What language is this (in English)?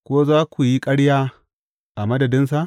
Hausa